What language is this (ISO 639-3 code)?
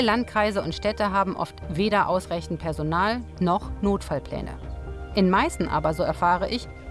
deu